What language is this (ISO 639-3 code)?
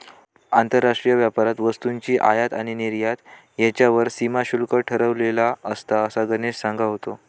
mar